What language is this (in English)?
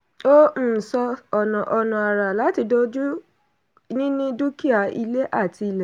Yoruba